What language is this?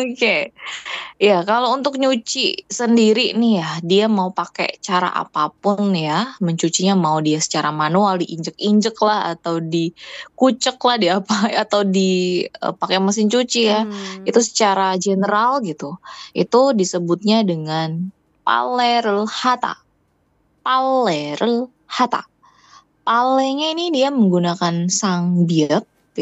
Indonesian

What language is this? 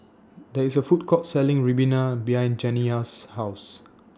English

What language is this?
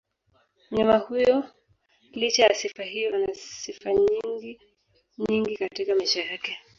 Swahili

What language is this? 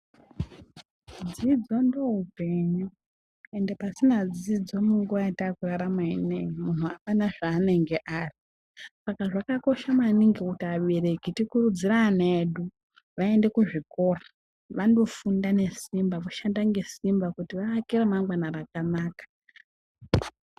Ndau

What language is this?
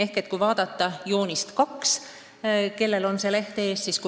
Estonian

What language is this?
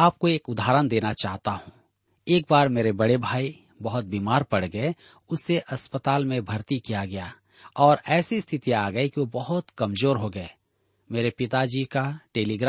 Hindi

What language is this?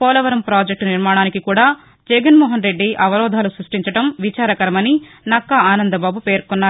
Telugu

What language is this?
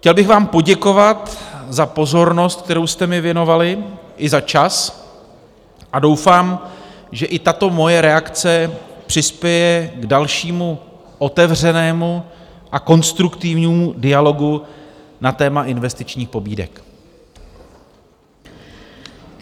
Czech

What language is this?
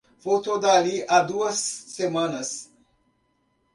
Portuguese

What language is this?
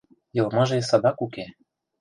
Mari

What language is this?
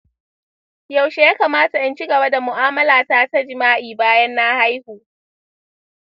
Hausa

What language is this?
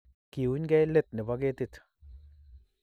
Kalenjin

